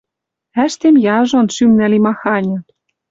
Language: Western Mari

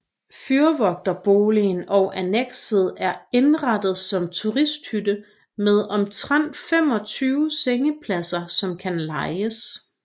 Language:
Danish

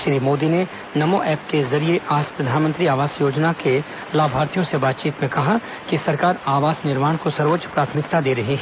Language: Hindi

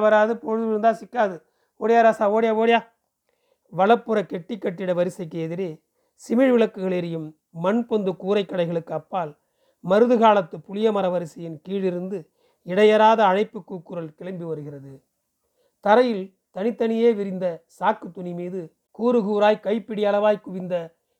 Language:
Tamil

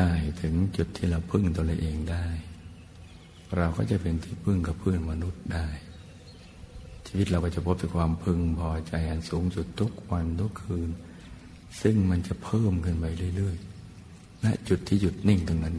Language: Thai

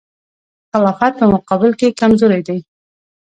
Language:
Pashto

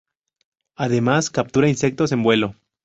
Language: Spanish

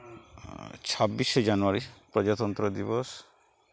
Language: Santali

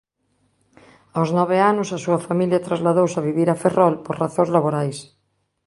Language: Galician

